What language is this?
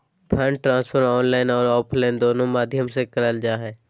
Magahi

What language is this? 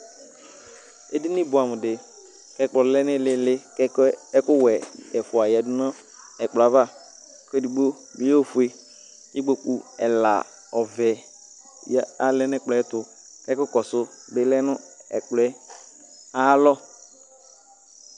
Ikposo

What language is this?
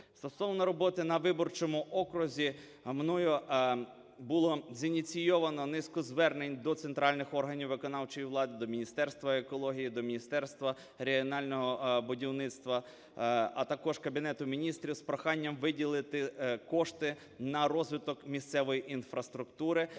Ukrainian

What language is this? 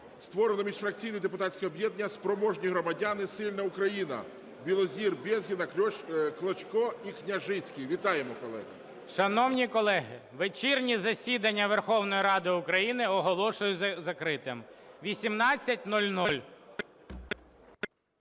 Ukrainian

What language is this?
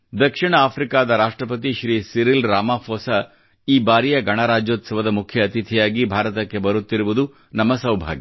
Kannada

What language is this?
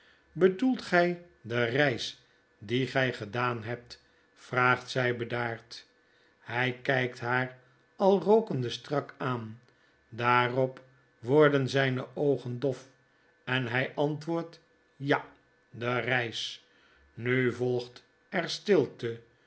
Dutch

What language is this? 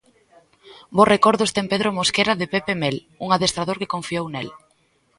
Galician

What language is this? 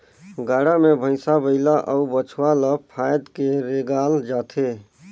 Chhattisgarhi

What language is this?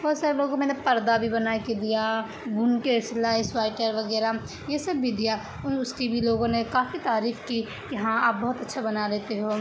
Urdu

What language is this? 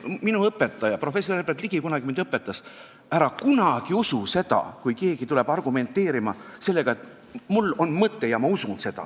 Estonian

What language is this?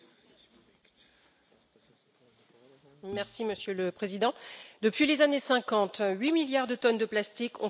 French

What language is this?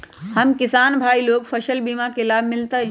Magahi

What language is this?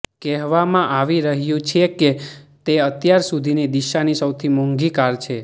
Gujarati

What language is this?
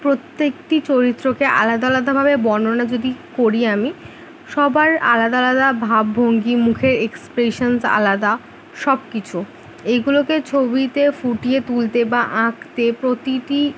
Bangla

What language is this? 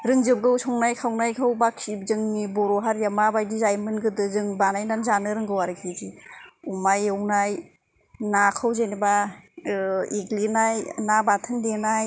Bodo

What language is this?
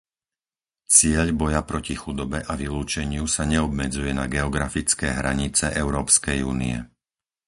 Slovak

